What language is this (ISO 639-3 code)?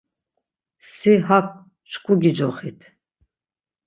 lzz